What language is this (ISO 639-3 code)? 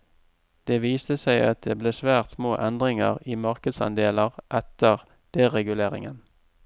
nor